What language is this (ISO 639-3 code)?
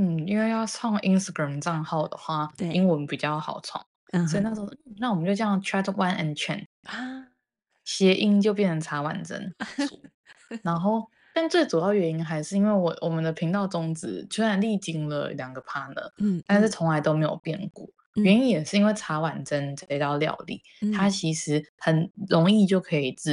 zho